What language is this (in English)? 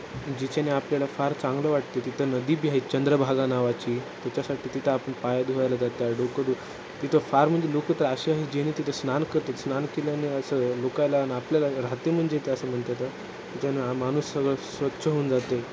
Marathi